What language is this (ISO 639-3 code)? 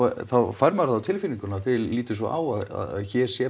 isl